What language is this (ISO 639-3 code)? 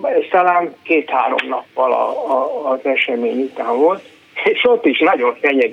hun